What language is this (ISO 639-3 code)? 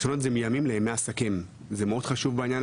heb